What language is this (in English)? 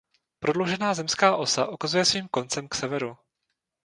Czech